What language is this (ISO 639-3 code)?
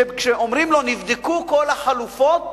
heb